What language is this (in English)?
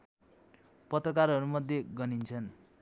Nepali